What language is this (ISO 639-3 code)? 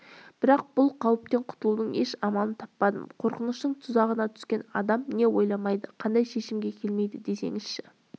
kaz